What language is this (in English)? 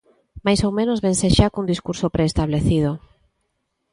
Galician